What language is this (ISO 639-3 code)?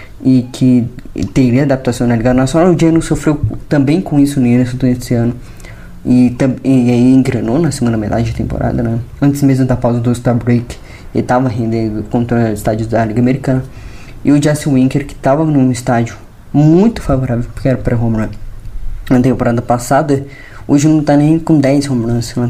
por